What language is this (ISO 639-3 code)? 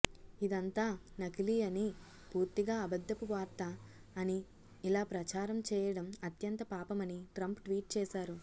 tel